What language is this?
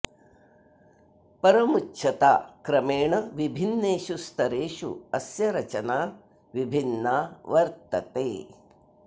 Sanskrit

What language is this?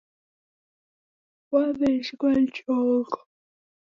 Taita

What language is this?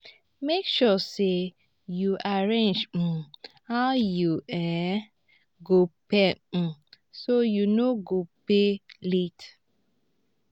Nigerian Pidgin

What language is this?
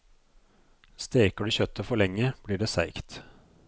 Norwegian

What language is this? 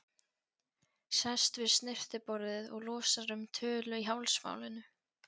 Icelandic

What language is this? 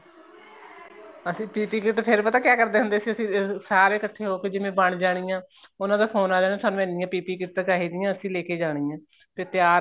Punjabi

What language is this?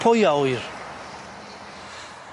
Welsh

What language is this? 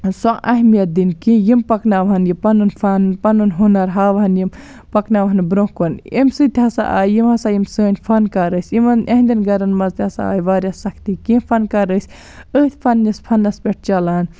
Kashmiri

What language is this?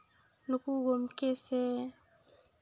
Santali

